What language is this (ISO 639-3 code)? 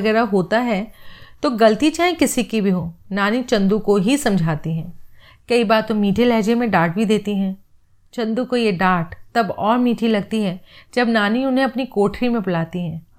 hin